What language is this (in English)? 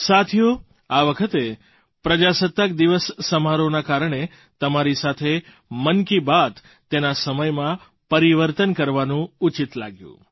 Gujarati